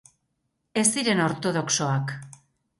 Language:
Basque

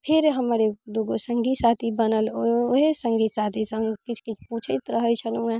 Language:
Maithili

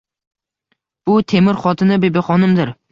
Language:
Uzbek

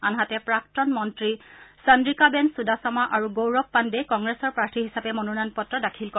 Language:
Assamese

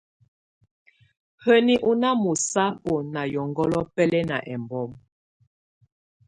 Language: Tunen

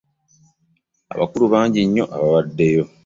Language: Ganda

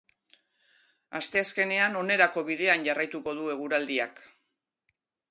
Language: Basque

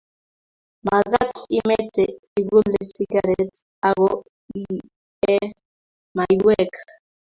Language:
Kalenjin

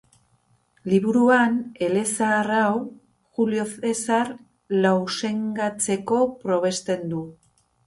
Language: Basque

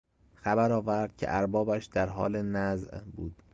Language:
Persian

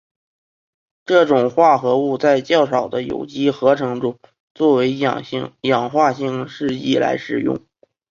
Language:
Chinese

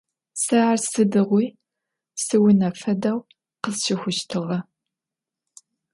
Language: Adyghe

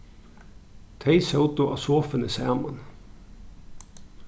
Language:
Faroese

